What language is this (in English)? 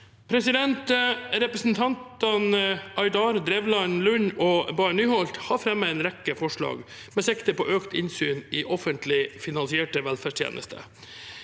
Norwegian